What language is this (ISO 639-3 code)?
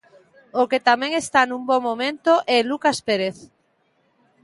glg